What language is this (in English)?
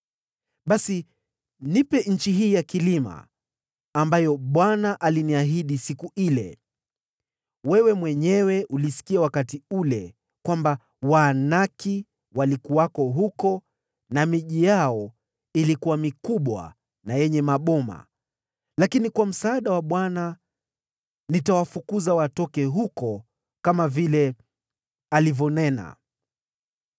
Swahili